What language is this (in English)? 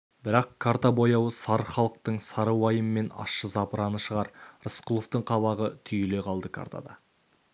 Kazakh